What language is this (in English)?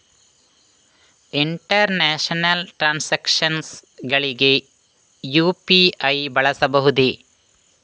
Kannada